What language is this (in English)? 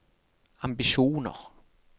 Norwegian